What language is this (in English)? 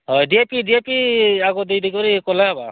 Odia